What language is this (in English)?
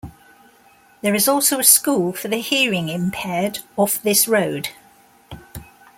English